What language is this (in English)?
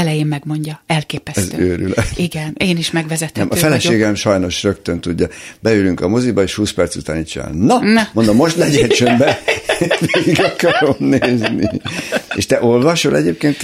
Hungarian